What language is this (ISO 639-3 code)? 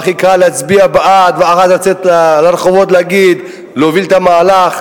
heb